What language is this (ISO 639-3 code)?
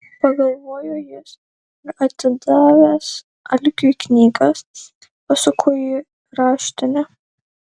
lit